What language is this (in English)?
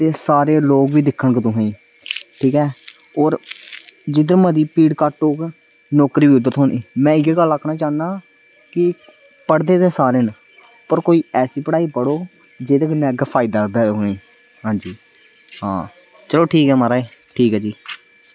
Dogri